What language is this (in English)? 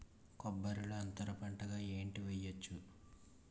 Telugu